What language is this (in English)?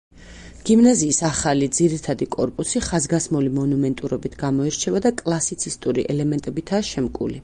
Georgian